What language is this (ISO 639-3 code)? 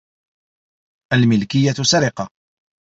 ara